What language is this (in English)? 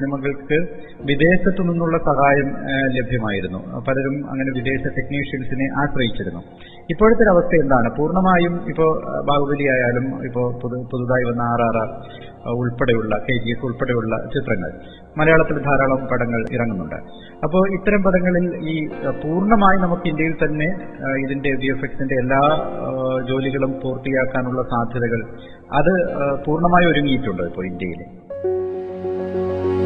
Malayalam